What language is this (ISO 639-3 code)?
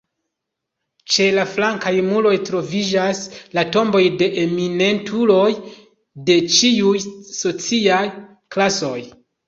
epo